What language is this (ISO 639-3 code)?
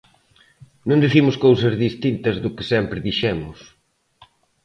glg